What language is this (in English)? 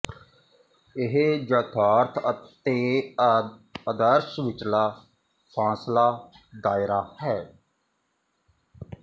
Punjabi